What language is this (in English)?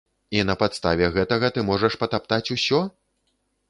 Belarusian